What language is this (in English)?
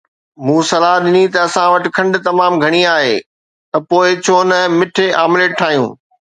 Sindhi